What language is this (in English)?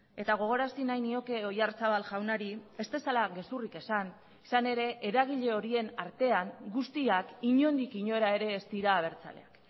Basque